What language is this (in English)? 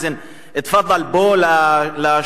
Hebrew